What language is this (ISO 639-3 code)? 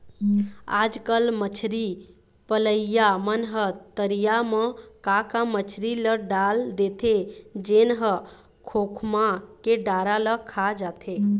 hne